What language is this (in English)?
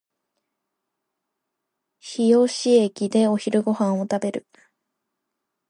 Japanese